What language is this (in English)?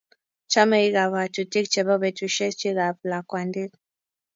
Kalenjin